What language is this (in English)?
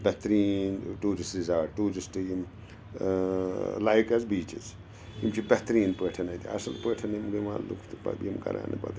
Kashmiri